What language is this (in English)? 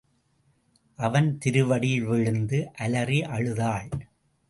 Tamil